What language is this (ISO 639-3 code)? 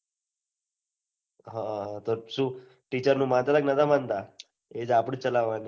guj